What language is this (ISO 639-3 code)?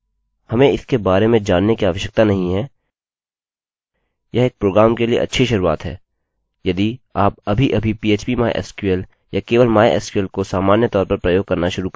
hin